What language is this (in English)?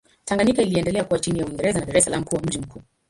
Swahili